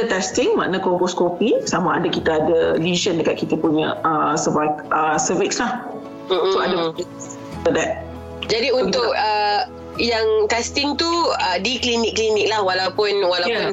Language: Malay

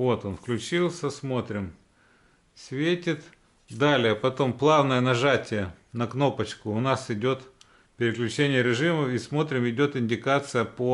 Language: Russian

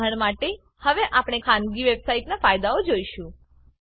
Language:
Gujarati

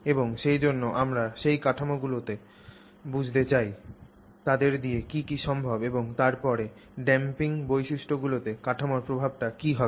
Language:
Bangla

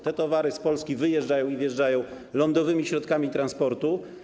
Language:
Polish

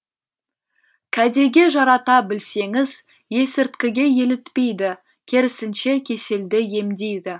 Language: Kazakh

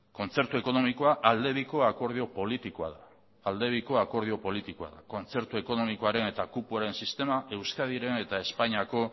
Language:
Basque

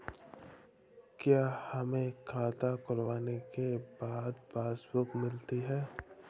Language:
Hindi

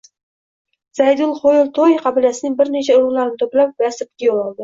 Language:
Uzbek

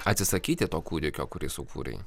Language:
Lithuanian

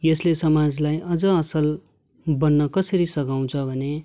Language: Nepali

